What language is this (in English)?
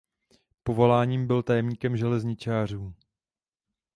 Czech